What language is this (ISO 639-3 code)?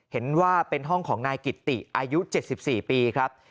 tha